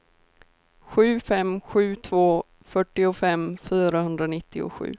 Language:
Swedish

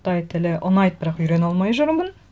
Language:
Kazakh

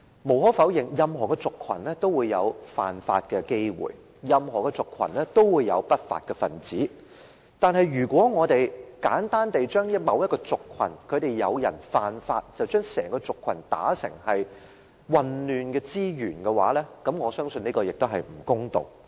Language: Cantonese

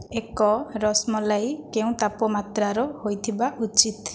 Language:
Odia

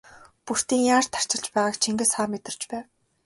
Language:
Mongolian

